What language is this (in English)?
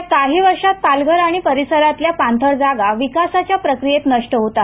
Marathi